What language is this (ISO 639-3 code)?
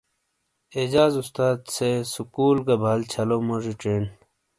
scl